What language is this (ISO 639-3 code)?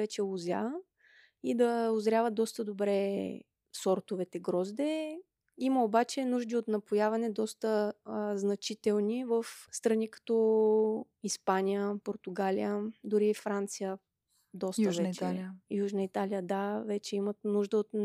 bul